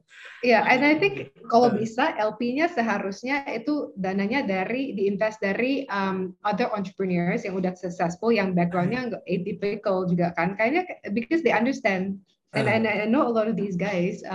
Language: Indonesian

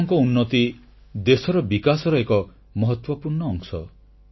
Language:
Odia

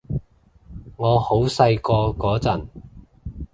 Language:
Cantonese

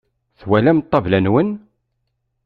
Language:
Kabyle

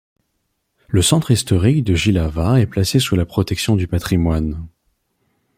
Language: French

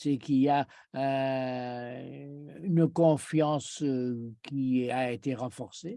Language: French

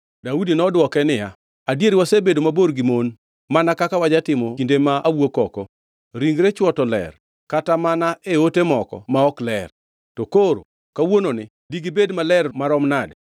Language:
Luo (Kenya and Tanzania)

